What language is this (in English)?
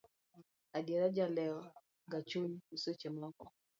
Luo (Kenya and Tanzania)